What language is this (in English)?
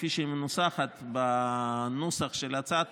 Hebrew